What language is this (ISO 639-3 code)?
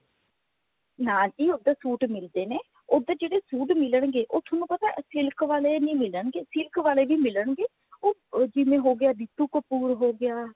pan